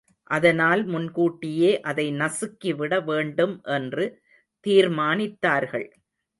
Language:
Tamil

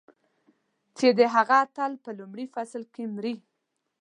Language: Pashto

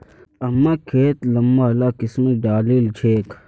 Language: Magahi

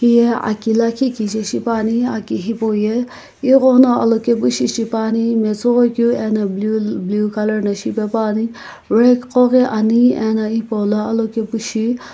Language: Sumi Naga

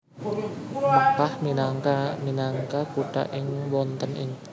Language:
Javanese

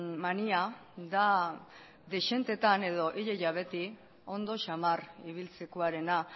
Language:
Basque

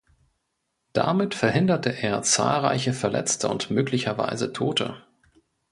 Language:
German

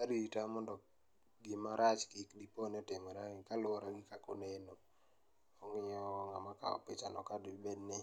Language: Luo (Kenya and Tanzania)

